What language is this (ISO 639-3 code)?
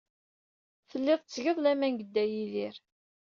kab